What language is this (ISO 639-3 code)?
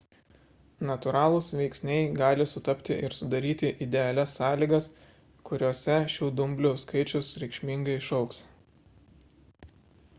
lit